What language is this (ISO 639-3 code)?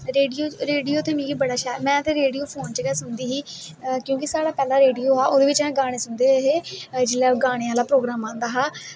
doi